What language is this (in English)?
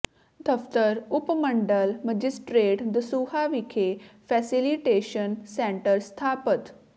Punjabi